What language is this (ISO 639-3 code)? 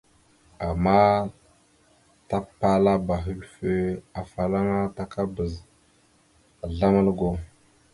mxu